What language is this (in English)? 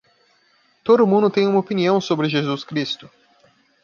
Portuguese